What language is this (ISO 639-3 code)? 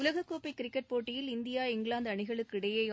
tam